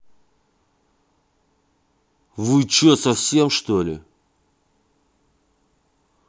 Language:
Russian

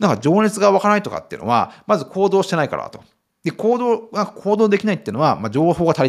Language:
Japanese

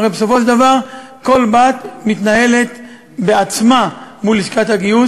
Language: Hebrew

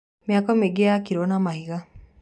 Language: Kikuyu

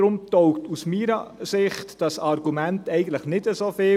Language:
Swiss German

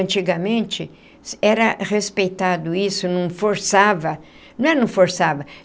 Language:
Portuguese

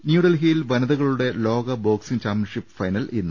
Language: Malayalam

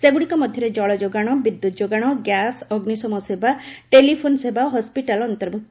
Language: Odia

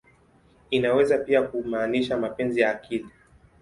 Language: Swahili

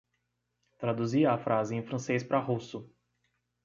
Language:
Portuguese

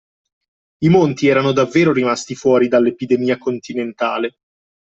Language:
Italian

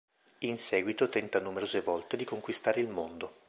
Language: Italian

